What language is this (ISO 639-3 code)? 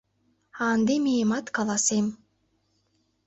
chm